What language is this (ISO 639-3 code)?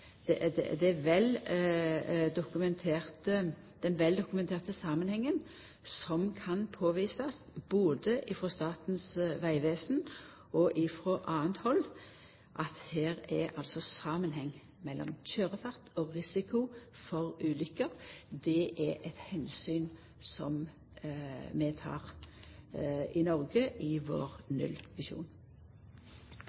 nno